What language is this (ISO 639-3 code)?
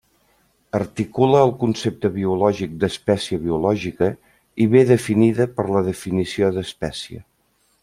cat